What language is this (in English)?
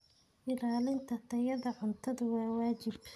Somali